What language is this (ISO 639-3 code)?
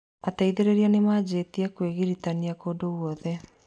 kik